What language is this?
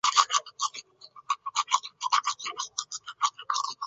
Chinese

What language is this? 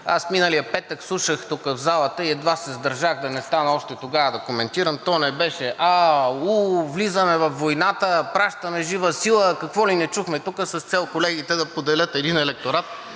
Bulgarian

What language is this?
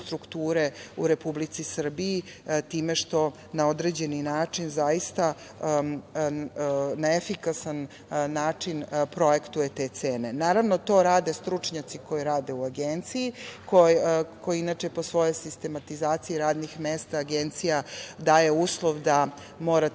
Serbian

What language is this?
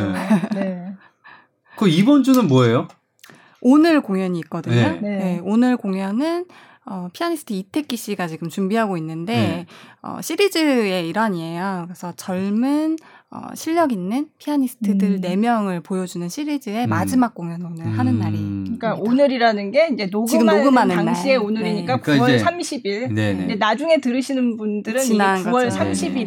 Korean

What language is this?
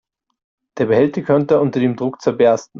German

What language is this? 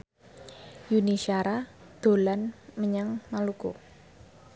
Javanese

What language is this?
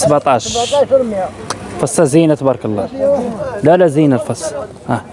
Arabic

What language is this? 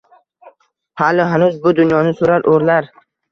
Uzbek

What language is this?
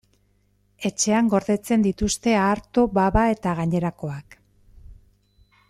Basque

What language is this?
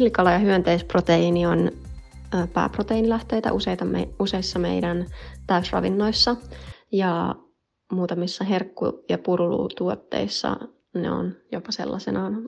Finnish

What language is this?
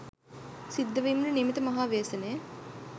Sinhala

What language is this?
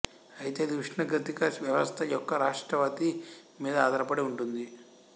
Telugu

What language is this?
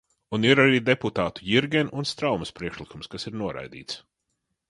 Latvian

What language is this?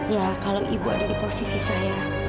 Indonesian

